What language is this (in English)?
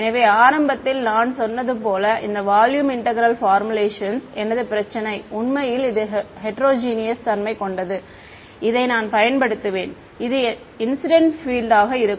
Tamil